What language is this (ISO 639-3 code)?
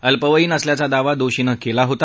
mar